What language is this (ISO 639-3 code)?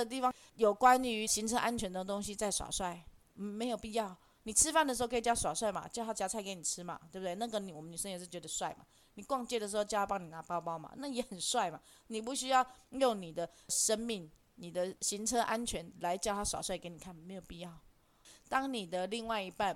zho